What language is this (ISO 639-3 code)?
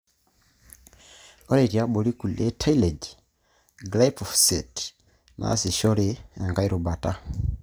mas